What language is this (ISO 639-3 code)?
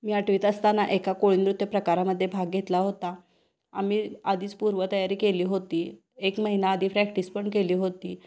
mar